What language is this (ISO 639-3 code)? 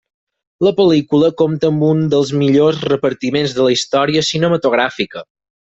cat